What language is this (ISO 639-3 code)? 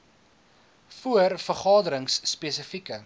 afr